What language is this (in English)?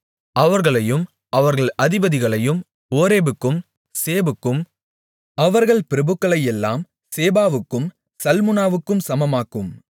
Tamil